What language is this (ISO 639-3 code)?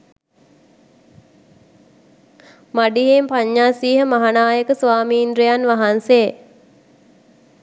sin